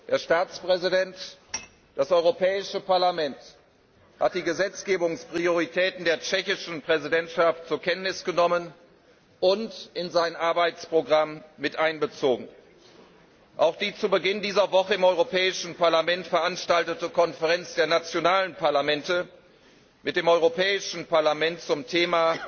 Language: German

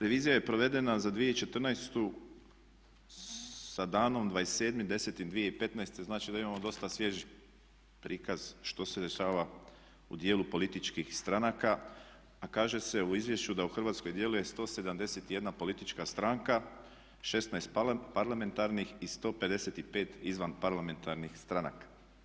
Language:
Croatian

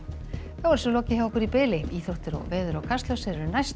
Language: Icelandic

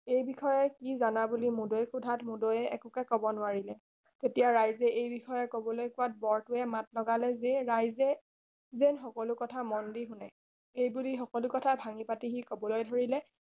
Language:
Assamese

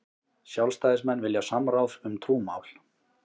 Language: Icelandic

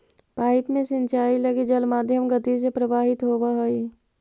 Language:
Magahi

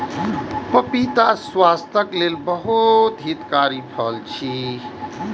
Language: Maithili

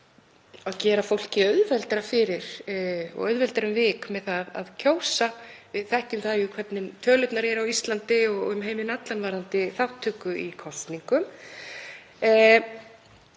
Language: Icelandic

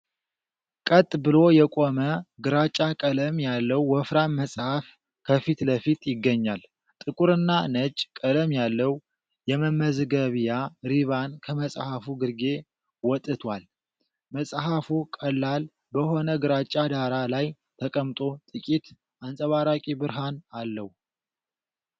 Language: Amharic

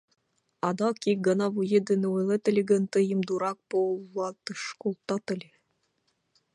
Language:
Mari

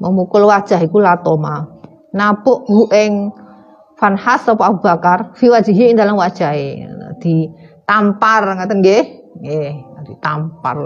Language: Indonesian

